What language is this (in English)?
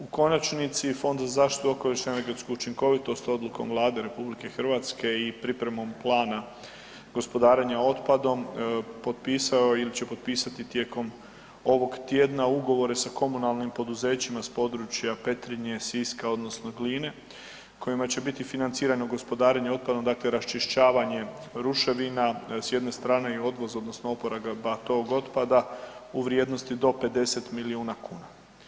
Croatian